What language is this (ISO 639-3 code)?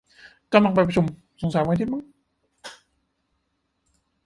tha